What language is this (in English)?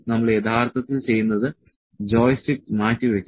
Malayalam